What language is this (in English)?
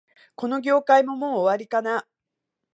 Japanese